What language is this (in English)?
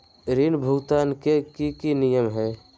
Magahi